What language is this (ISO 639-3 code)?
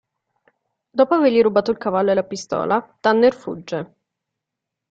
ita